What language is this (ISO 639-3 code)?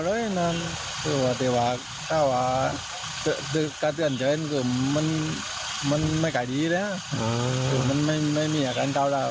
tha